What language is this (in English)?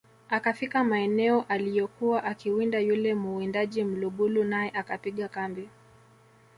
Swahili